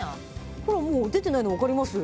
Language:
Japanese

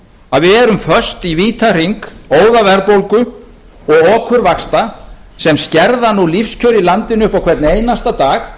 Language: Icelandic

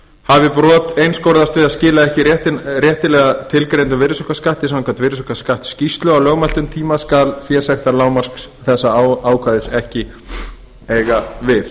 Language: Icelandic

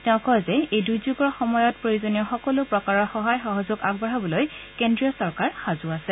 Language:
Assamese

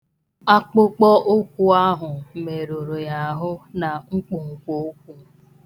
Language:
Igbo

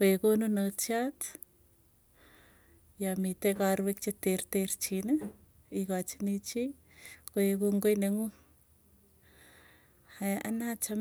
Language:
Tugen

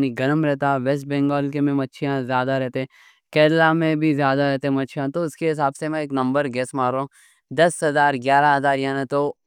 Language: Deccan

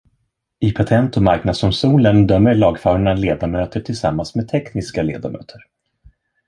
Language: Swedish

